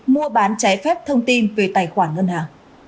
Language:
Vietnamese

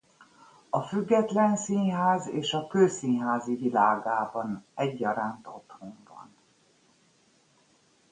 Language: Hungarian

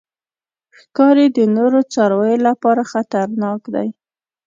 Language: Pashto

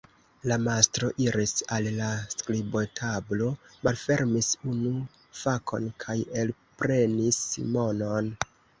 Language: Esperanto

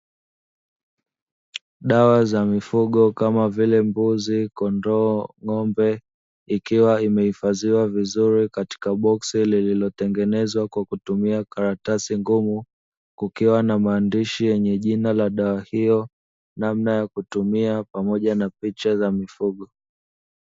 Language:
Swahili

